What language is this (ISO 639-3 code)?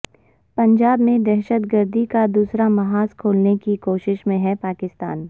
urd